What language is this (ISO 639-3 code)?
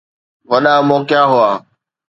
snd